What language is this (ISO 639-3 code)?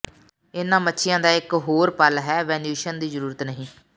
pan